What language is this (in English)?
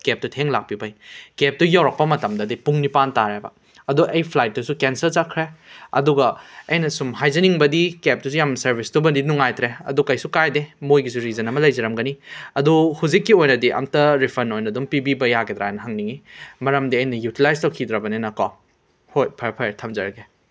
Manipuri